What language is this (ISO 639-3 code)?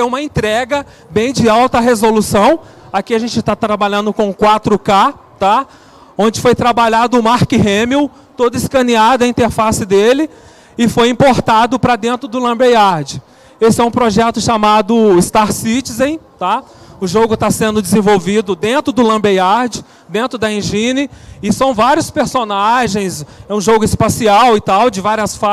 por